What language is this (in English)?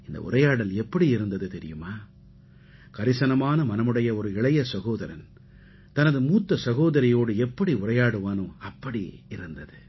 Tamil